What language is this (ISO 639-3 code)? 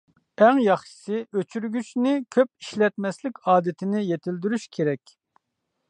uig